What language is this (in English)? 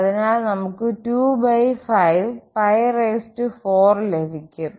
Malayalam